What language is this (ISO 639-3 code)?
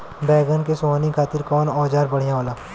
bho